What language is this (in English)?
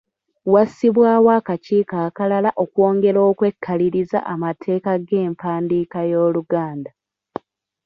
Ganda